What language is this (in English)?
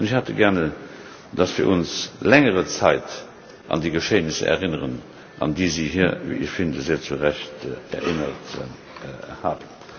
German